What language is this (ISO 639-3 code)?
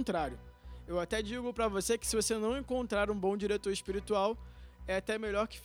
por